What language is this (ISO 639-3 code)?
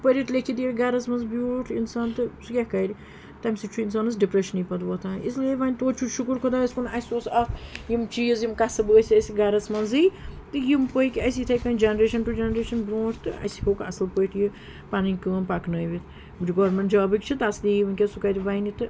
kas